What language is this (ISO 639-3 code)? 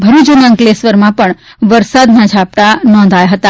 guj